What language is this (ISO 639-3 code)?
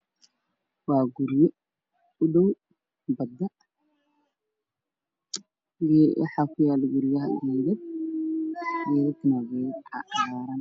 som